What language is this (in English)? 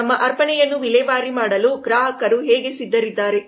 Kannada